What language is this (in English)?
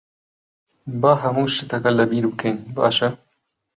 Central Kurdish